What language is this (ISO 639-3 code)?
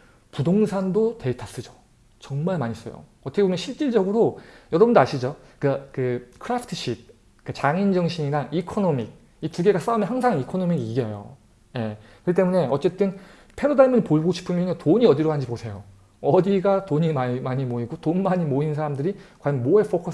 kor